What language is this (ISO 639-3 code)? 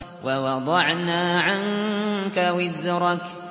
ara